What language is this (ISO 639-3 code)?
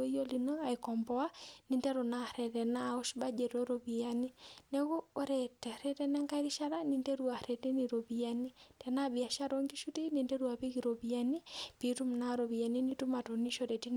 mas